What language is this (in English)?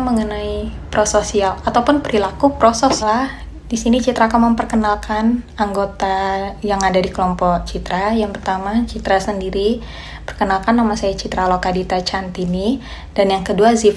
Indonesian